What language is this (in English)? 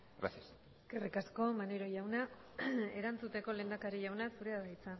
Basque